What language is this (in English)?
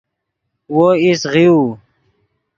Yidgha